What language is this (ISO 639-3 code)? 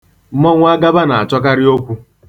ibo